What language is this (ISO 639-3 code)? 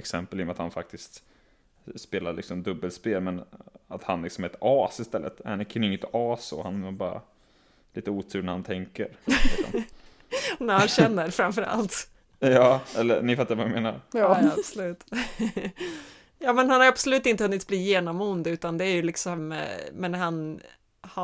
swe